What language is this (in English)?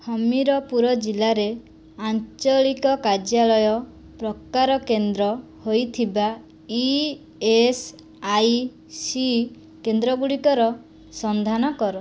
Odia